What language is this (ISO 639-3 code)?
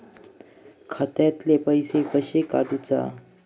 mar